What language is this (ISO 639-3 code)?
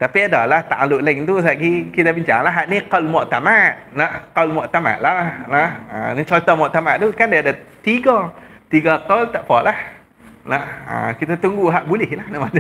msa